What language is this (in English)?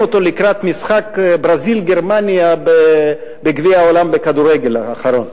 Hebrew